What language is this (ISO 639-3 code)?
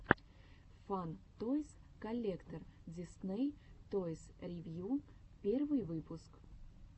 rus